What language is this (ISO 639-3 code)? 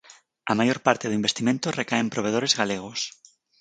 glg